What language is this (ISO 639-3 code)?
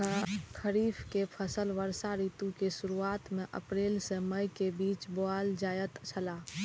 mai